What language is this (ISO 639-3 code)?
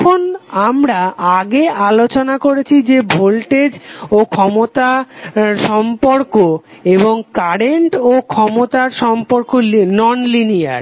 ben